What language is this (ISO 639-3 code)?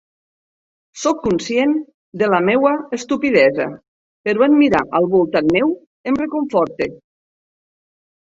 cat